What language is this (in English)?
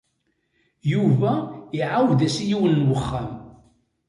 Kabyle